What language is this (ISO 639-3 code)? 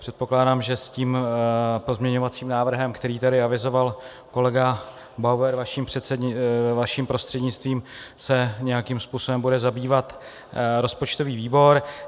ces